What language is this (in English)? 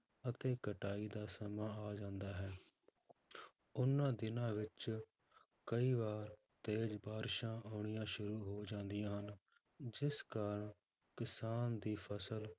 Punjabi